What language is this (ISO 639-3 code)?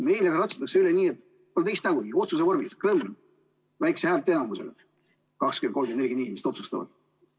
est